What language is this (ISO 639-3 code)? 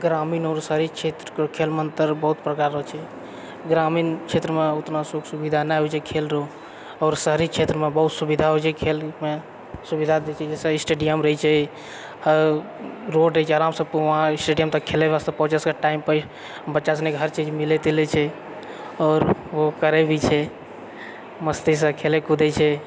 mai